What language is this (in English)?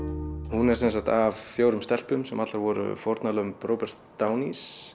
Icelandic